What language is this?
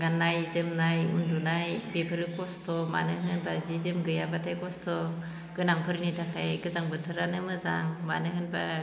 Bodo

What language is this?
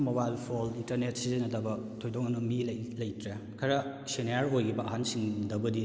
Manipuri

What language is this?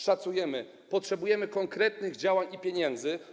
Polish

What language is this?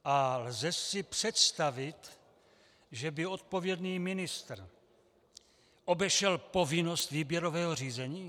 Czech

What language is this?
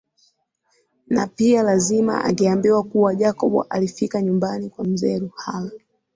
Swahili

